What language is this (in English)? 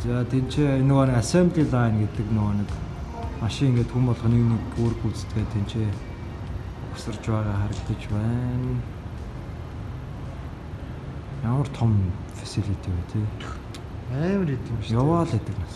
Korean